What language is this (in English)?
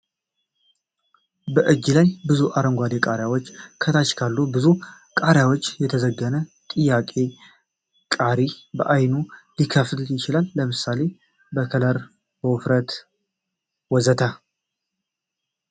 Amharic